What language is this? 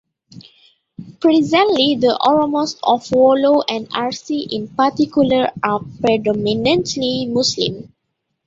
English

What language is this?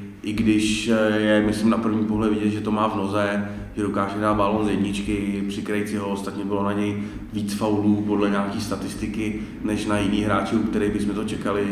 Czech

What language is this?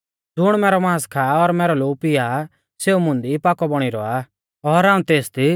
Mahasu Pahari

